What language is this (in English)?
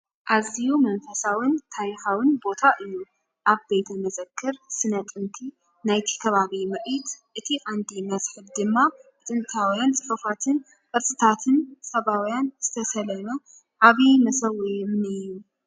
Tigrinya